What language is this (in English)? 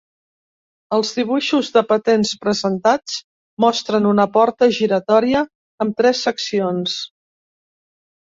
Catalan